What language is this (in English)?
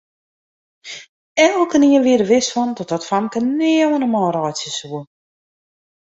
Western Frisian